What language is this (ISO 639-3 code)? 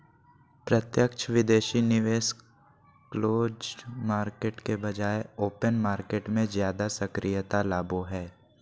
mag